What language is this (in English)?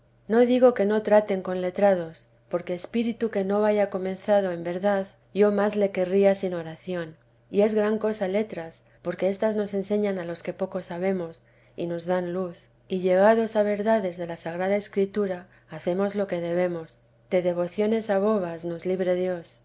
Spanish